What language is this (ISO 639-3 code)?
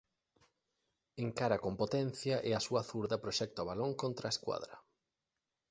glg